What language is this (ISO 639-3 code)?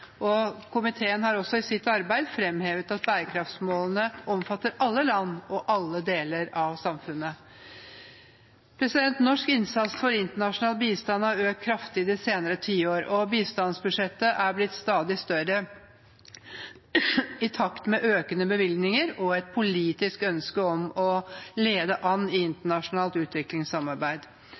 nob